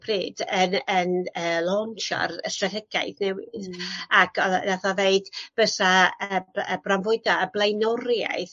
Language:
Welsh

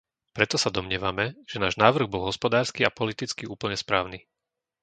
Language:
Slovak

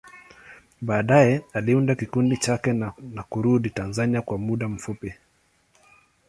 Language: Swahili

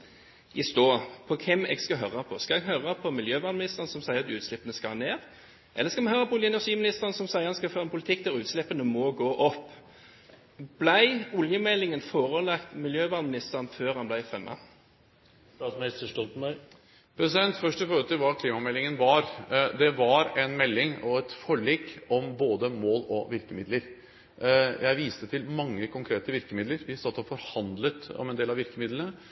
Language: Norwegian Bokmål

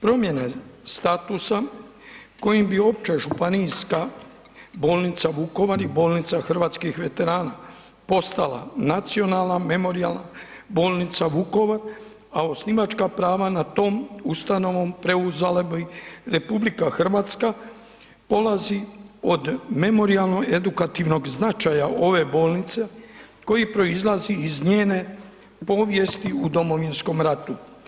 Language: Croatian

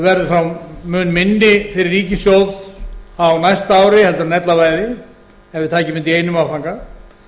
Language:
Icelandic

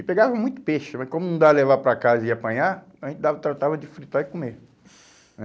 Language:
Portuguese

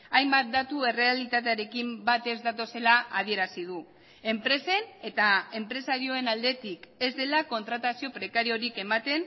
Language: Basque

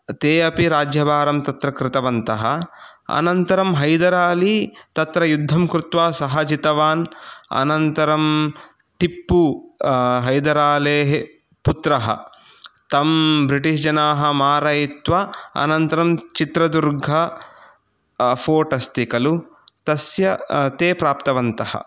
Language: Sanskrit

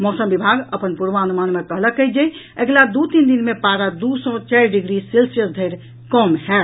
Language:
Maithili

